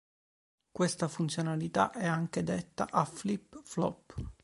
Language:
Italian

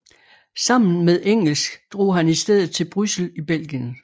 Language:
Danish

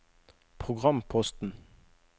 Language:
Norwegian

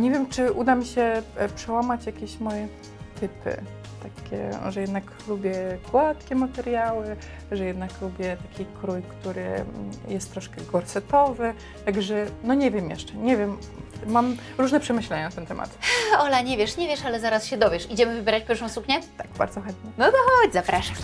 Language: Polish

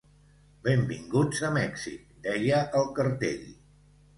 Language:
Catalan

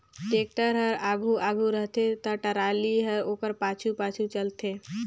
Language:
Chhattisgarhi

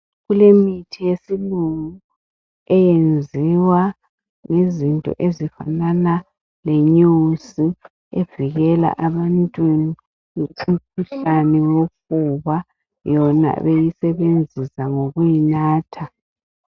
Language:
North Ndebele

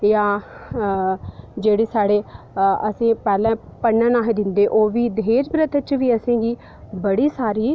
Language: Dogri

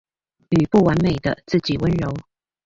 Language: Chinese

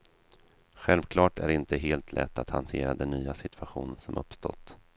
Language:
Swedish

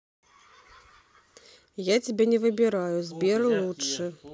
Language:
Russian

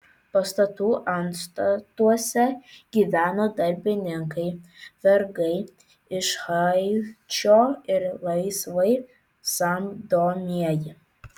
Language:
Lithuanian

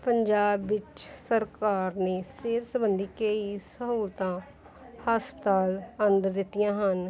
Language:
Punjabi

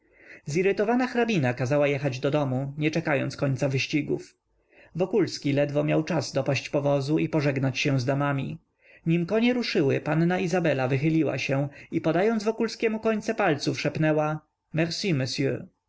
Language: Polish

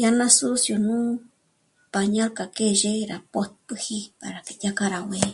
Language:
Michoacán Mazahua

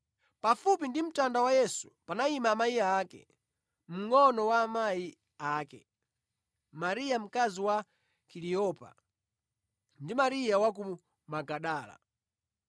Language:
Nyanja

